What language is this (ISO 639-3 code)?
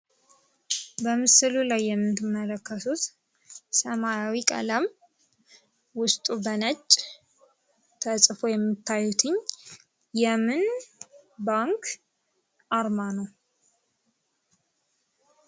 amh